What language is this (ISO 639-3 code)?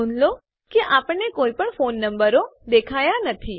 guj